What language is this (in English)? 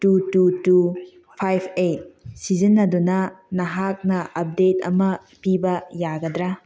Manipuri